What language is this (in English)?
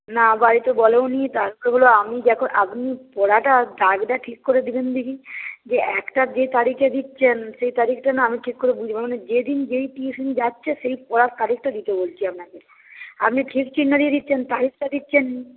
Bangla